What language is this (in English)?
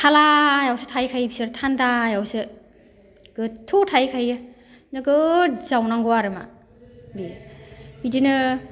Bodo